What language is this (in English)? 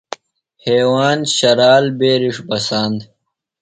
Phalura